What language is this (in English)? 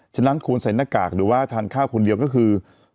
Thai